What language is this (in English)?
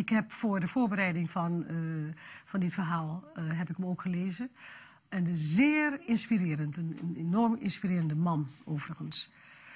Dutch